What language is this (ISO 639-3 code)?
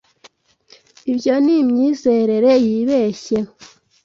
kin